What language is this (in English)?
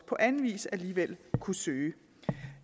Danish